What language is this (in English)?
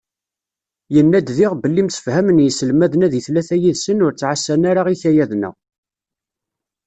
Kabyle